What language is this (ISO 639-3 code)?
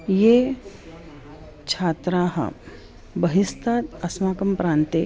san